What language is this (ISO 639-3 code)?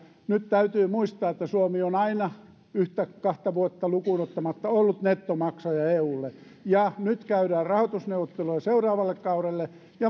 fin